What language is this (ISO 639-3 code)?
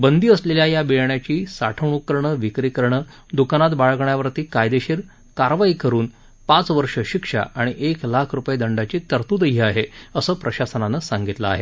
mar